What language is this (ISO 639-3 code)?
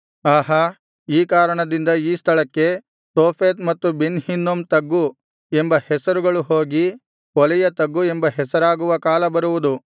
kan